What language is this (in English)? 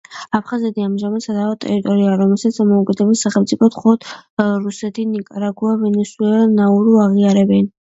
Georgian